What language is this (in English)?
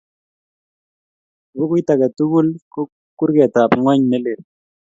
Kalenjin